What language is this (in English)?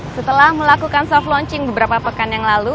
Indonesian